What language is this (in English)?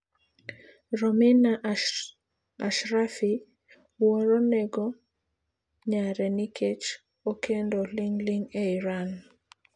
Luo (Kenya and Tanzania)